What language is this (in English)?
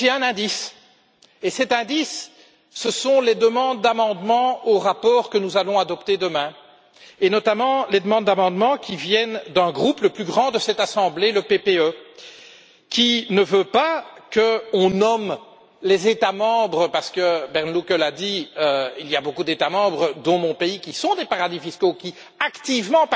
French